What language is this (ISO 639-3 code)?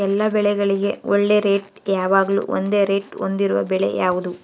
kan